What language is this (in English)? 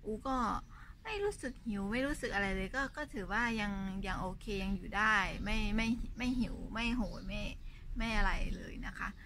Thai